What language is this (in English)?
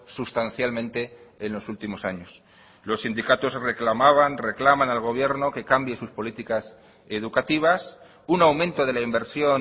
Spanish